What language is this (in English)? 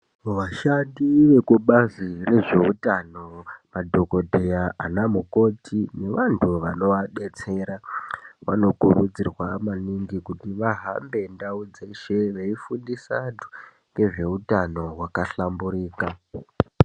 Ndau